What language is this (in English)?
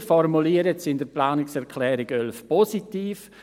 Swiss German